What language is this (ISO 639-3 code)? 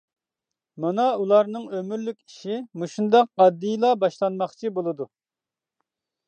uig